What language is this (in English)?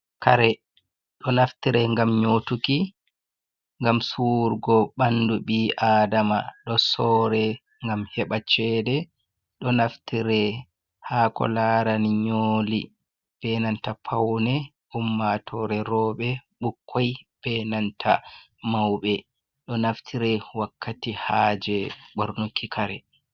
Fula